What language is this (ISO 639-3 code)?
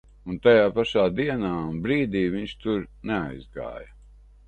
lav